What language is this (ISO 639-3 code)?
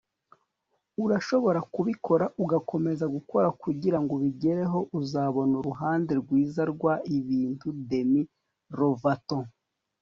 kin